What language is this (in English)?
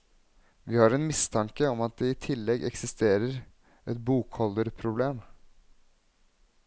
Norwegian